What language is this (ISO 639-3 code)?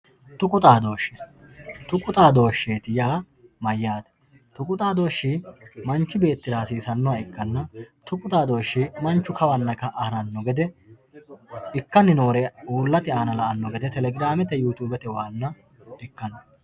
sid